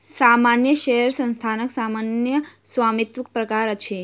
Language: Maithili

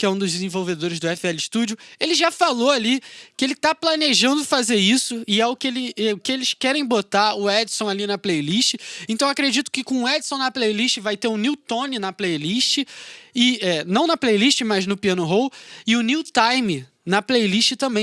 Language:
Portuguese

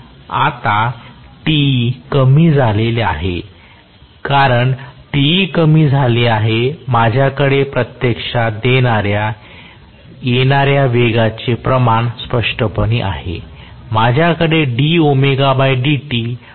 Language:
Marathi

